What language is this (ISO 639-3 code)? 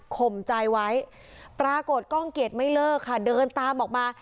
tha